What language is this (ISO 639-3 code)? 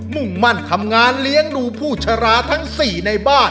tha